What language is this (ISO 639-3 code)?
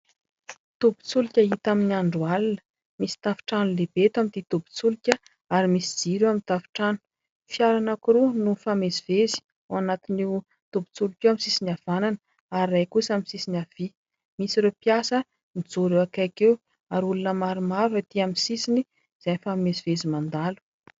mlg